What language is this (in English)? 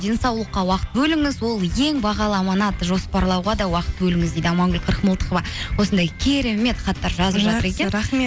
Kazakh